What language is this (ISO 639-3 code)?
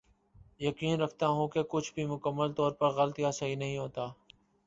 urd